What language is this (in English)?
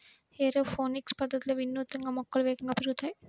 Telugu